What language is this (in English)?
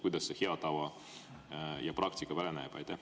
Estonian